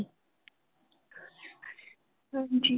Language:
Punjabi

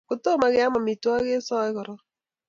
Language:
Kalenjin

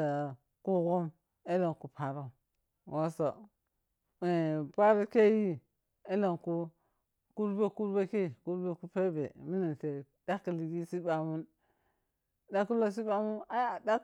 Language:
Piya-Kwonci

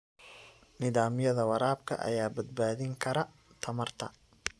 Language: Somali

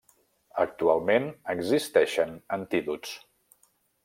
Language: Catalan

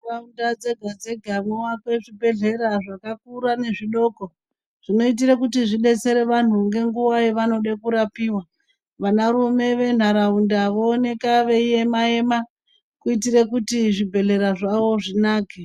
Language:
Ndau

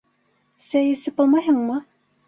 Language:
Bashkir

